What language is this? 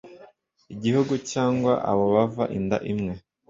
Kinyarwanda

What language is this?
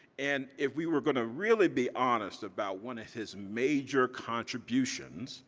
English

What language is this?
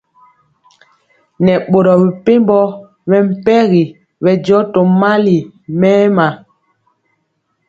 Mpiemo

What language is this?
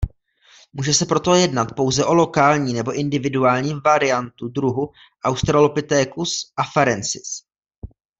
Czech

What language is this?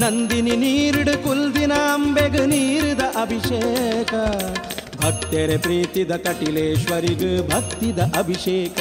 Kannada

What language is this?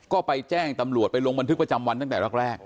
Thai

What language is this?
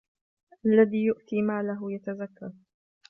Arabic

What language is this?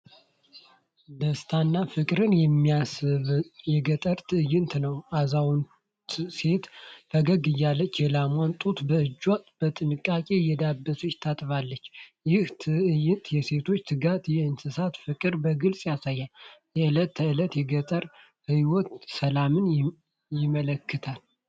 Amharic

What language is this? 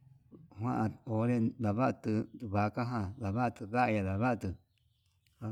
Yutanduchi Mixtec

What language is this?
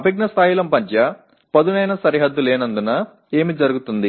Telugu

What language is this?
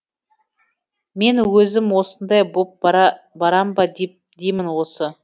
Kazakh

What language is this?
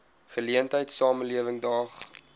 Afrikaans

